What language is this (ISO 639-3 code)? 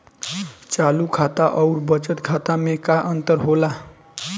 bho